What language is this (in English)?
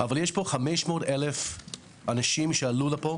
Hebrew